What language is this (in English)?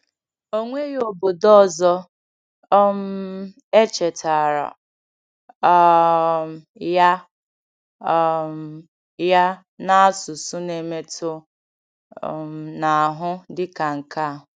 Igbo